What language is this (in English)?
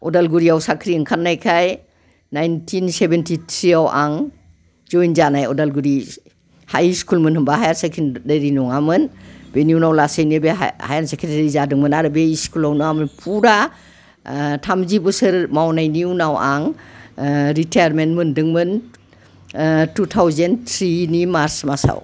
Bodo